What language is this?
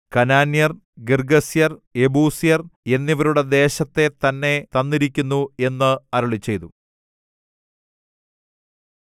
Malayalam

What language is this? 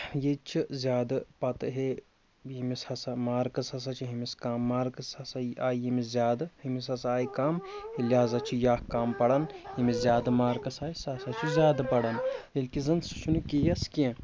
Kashmiri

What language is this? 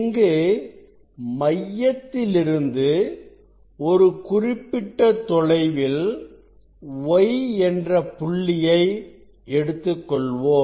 Tamil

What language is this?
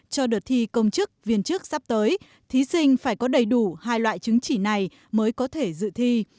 Vietnamese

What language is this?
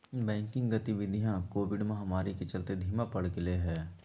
Magahi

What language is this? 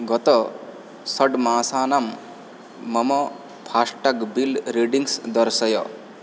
Sanskrit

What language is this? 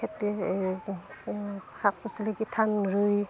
Assamese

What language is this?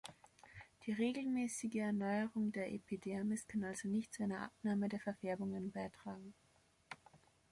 German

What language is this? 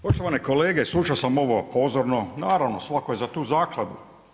Croatian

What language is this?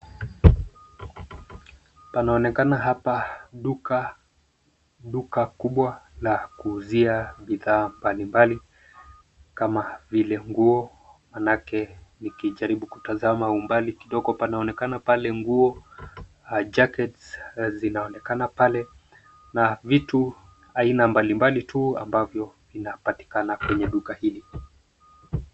Swahili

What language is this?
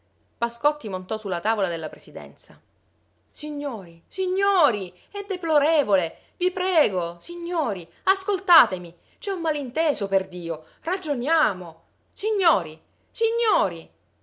Italian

